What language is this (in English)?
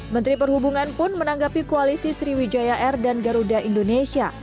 Indonesian